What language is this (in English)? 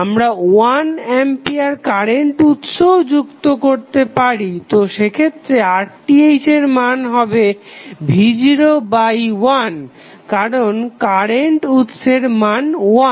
Bangla